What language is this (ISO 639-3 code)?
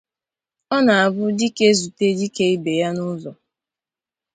ibo